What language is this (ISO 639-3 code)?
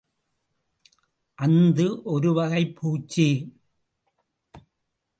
tam